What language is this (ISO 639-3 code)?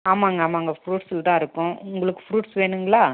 tam